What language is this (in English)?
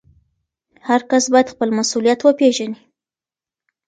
Pashto